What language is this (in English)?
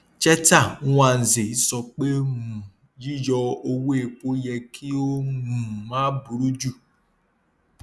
Yoruba